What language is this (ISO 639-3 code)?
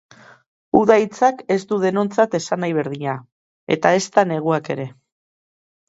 eus